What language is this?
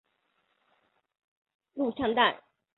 Chinese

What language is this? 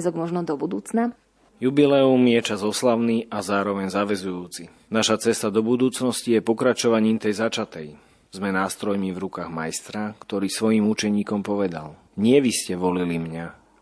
Slovak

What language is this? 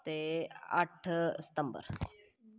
Dogri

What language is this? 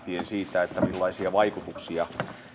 Finnish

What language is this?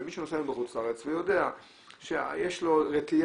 Hebrew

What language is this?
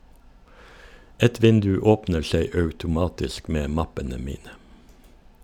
Norwegian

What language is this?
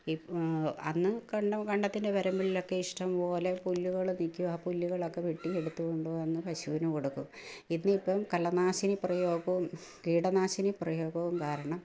Malayalam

